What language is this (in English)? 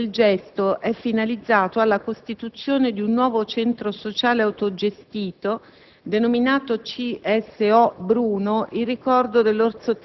Italian